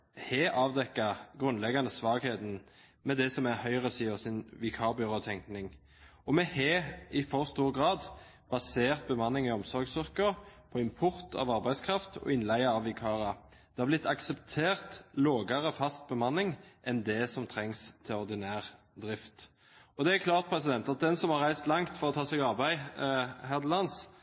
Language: Norwegian Bokmål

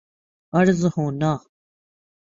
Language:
Urdu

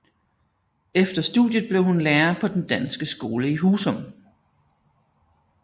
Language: Danish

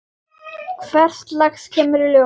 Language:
Icelandic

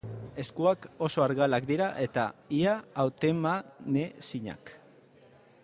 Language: Basque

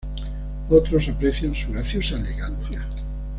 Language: Spanish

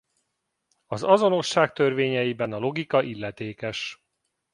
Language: Hungarian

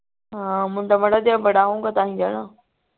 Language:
Punjabi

